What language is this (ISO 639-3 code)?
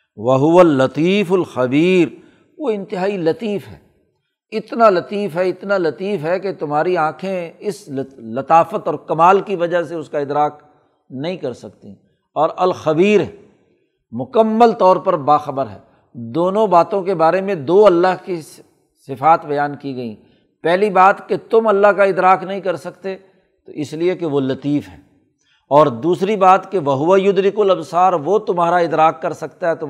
urd